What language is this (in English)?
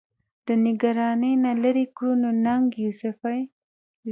Pashto